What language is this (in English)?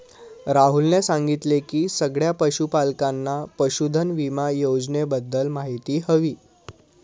Marathi